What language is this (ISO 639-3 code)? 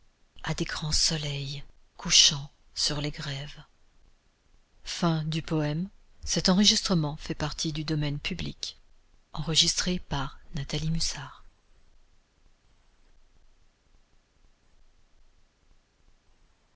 fra